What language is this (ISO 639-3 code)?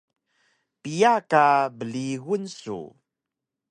trv